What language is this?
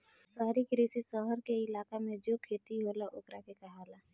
Bhojpuri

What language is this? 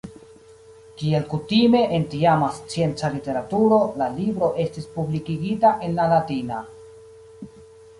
Esperanto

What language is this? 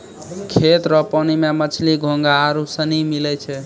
Maithili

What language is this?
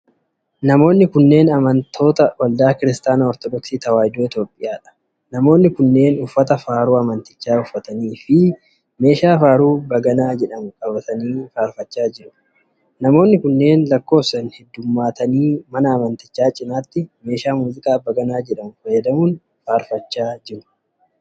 Oromo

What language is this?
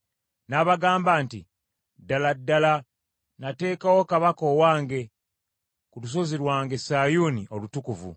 Ganda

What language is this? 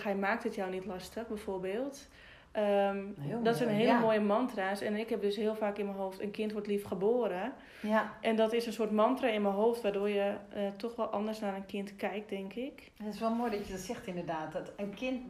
Dutch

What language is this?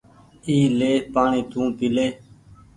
Goaria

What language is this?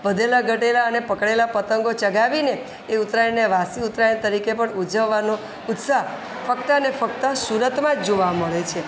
Gujarati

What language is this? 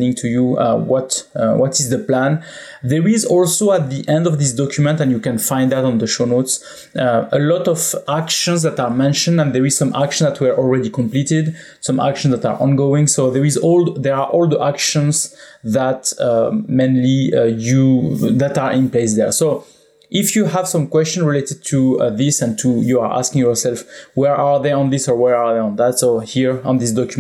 English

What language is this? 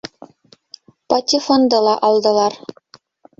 Bashkir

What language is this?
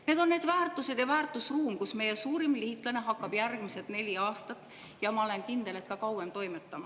Estonian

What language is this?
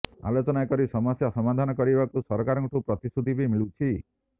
Odia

